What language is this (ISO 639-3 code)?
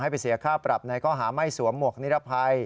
tha